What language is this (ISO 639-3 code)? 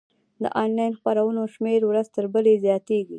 pus